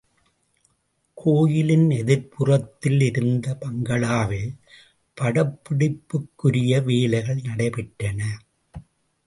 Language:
Tamil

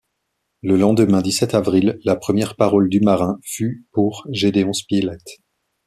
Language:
French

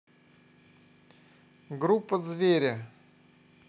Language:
Russian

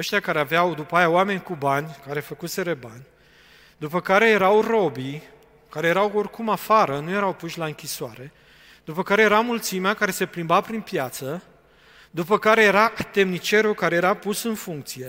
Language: Romanian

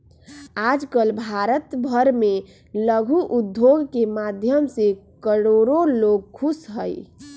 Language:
Magahi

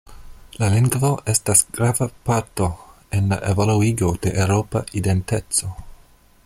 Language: Esperanto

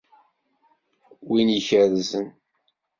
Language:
Kabyle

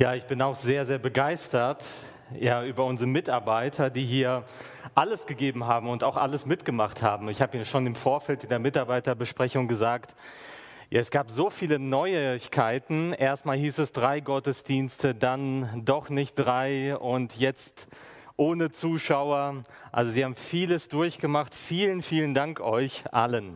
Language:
German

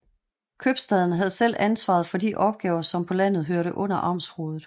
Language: Danish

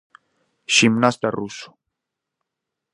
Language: Galician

